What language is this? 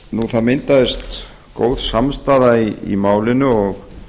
Icelandic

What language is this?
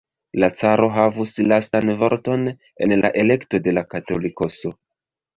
Esperanto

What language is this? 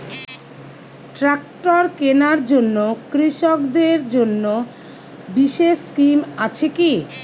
Bangla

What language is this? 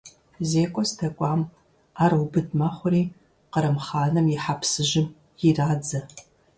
Kabardian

